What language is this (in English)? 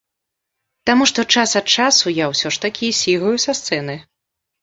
Belarusian